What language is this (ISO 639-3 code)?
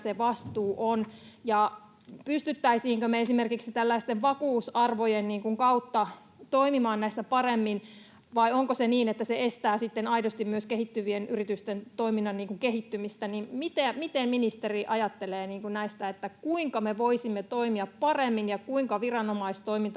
fin